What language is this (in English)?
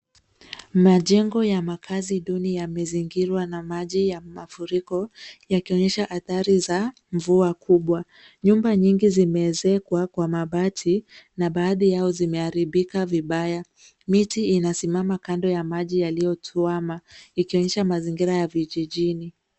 Swahili